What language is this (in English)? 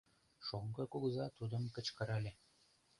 Mari